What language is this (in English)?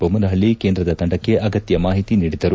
Kannada